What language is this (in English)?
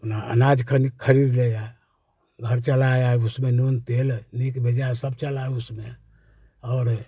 Hindi